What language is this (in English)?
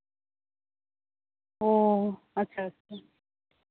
Santali